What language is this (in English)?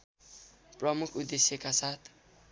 Nepali